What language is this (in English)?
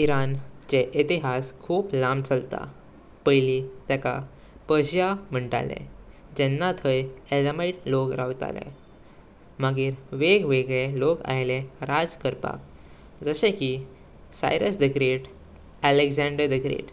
Konkani